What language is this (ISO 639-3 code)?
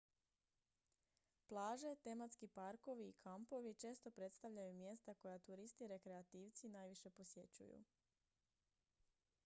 hrv